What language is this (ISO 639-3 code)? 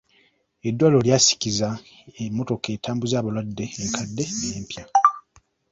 lug